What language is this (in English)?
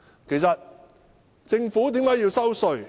Cantonese